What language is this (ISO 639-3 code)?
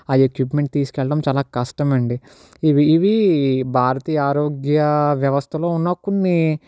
tel